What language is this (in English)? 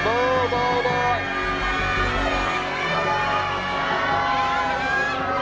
Thai